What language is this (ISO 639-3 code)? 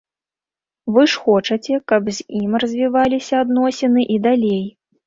bel